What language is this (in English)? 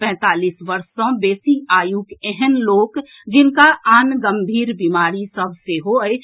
Maithili